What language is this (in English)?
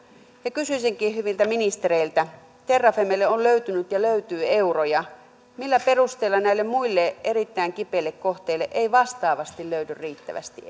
Finnish